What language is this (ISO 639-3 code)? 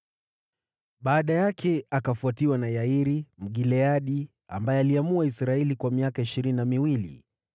swa